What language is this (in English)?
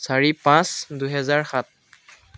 Assamese